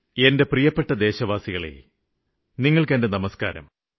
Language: Malayalam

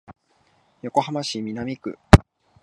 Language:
Japanese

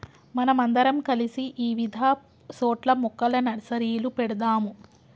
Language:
Telugu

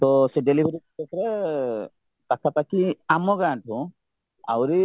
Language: Odia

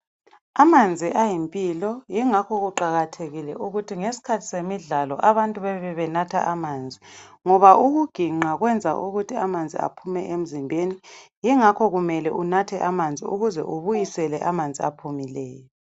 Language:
North Ndebele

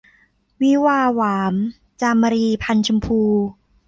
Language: Thai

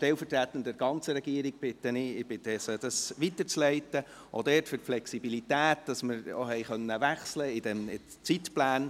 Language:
Swiss German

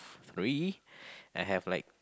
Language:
English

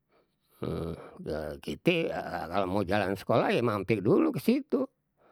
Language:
Betawi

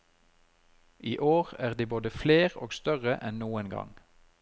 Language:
Norwegian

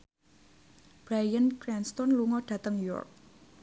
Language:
Javanese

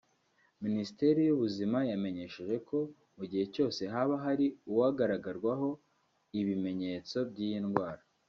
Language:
Kinyarwanda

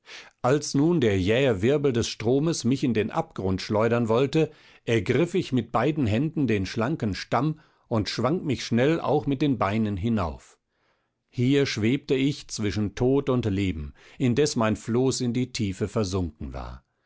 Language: German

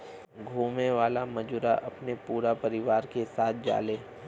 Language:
Bhojpuri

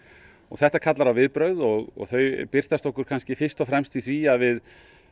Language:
Icelandic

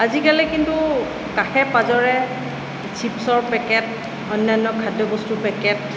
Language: Assamese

